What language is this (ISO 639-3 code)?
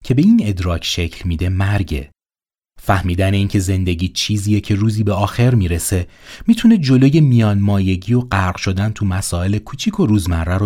fas